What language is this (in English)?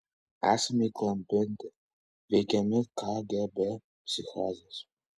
Lithuanian